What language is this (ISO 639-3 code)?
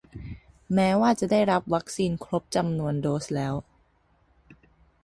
tha